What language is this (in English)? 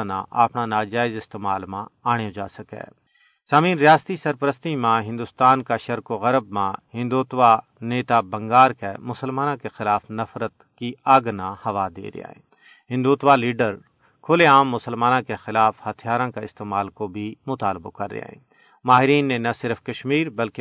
Urdu